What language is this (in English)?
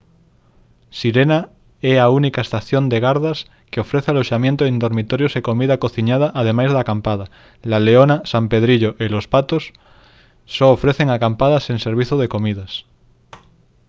Galician